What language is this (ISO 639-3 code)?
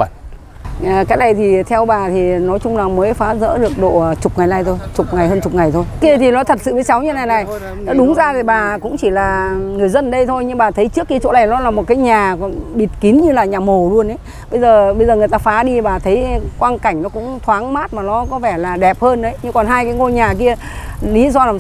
vie